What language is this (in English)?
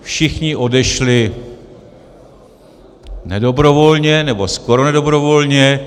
Czech